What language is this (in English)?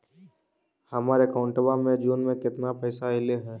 Magahi